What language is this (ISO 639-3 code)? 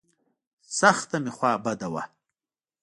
pus